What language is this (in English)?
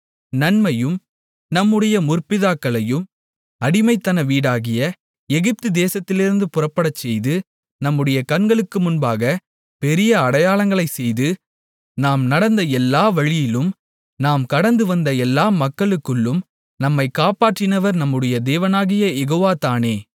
Tamil